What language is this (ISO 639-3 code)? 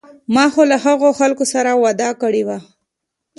pus